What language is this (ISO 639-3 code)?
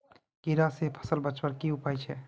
mag